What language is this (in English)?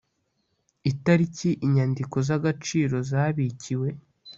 Kinyarwanda